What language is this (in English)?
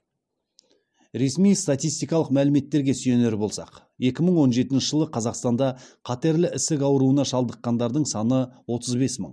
Kazakh